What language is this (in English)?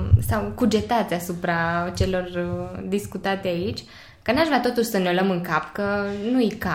Romanian